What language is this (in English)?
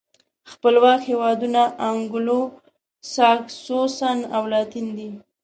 Pashto